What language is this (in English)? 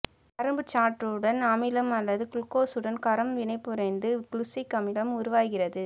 Tamil